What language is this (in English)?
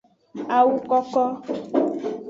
Aja (Benin)